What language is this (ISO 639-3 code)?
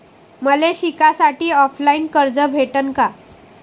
mar